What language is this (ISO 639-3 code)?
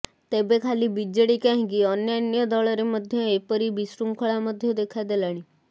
ori